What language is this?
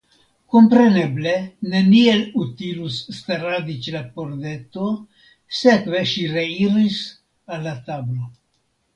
Esperanto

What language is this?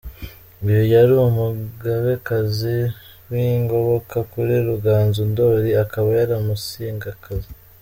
Kinyarwanda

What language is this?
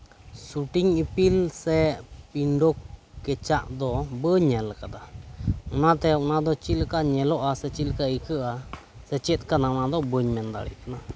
Santali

